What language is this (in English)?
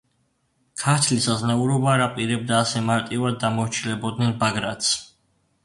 Georgian